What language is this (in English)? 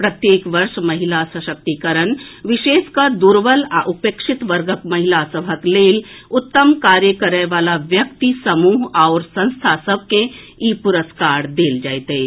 Maithili